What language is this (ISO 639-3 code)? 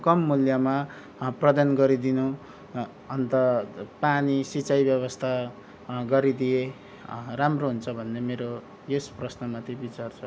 nep